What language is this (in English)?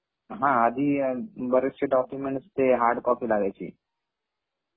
Marathi